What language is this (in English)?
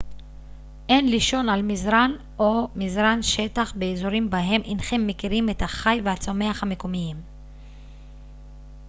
Hebrew